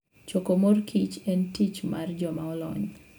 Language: Luo (Kenya and Tanzania)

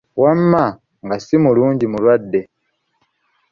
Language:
Ganda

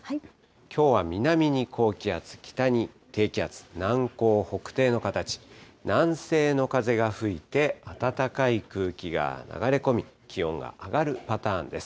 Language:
Japanese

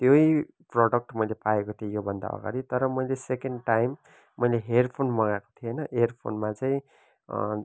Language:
Nepali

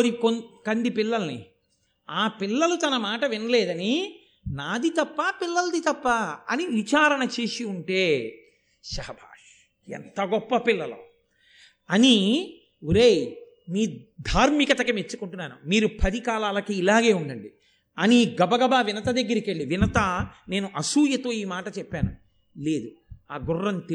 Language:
Telugu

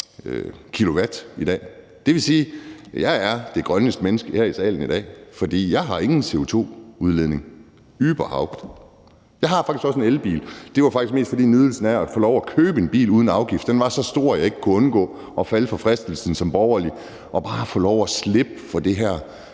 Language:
Danish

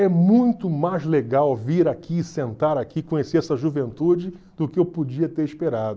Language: Portuguese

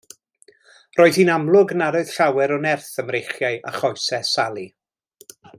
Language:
Welsh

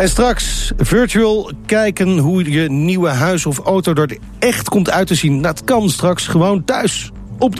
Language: Dutch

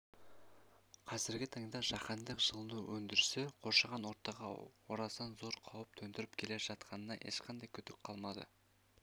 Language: Kazakh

